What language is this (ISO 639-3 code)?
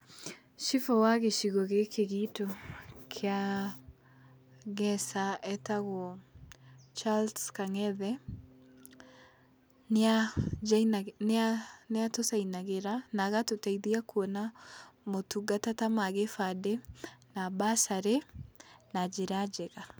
kik